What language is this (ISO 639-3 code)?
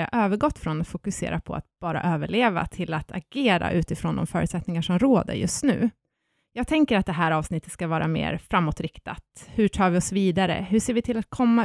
swe